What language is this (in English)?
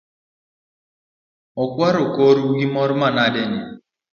Luo (Kenya and Tanzania)